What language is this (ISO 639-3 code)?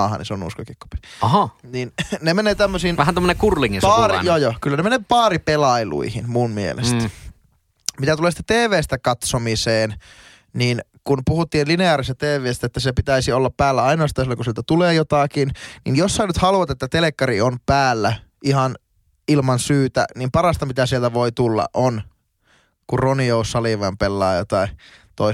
fin